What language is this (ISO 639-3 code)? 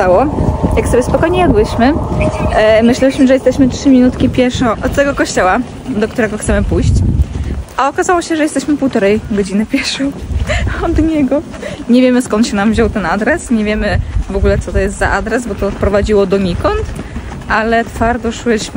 pol